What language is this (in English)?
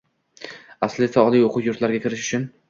Uzbek